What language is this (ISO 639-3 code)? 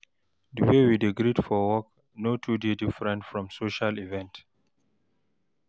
pcm